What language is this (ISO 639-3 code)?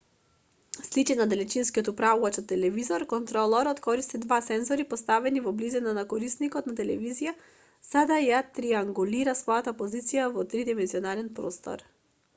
mkd